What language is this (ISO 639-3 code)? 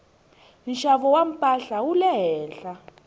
tso